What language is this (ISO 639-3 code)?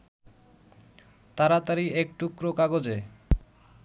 ben